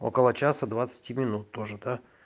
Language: Russian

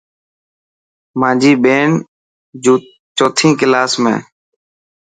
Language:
Dhatki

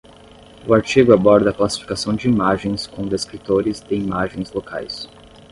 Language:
Portuguese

